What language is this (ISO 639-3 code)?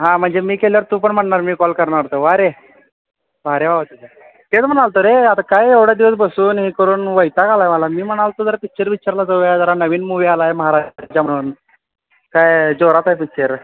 mar